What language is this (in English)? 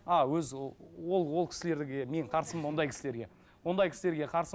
Kazakh